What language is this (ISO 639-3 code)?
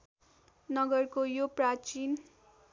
nep